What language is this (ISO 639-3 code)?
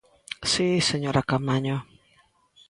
glg